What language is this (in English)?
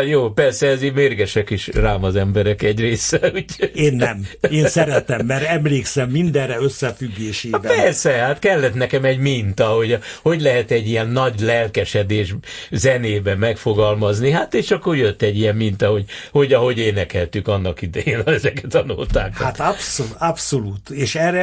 Hungarian